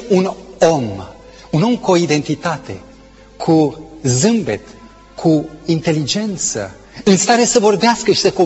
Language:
Romanian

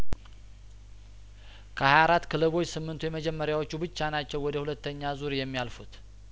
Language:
Amharic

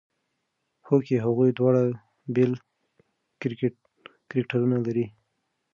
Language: Pashto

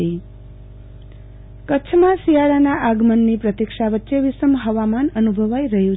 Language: Gujarati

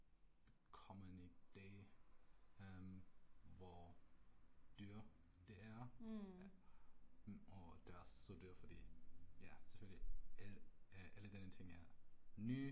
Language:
Danish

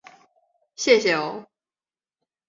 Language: Chinese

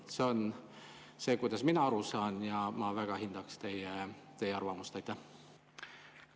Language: Estonian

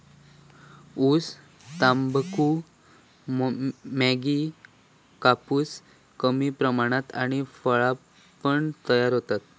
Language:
Marathi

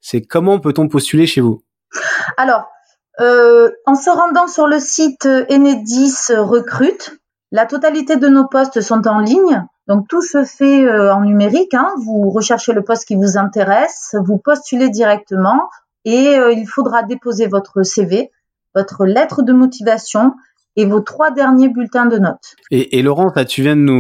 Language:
French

